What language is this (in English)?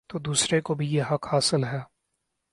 Urdu